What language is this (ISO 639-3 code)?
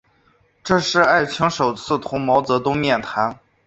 zho